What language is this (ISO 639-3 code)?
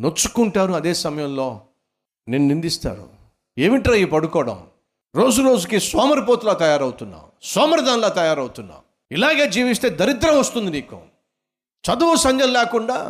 tel